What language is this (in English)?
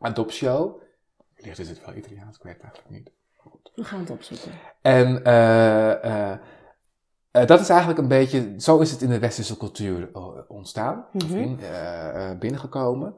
Dutch